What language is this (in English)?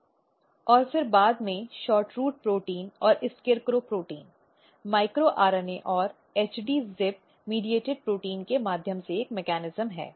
Hindi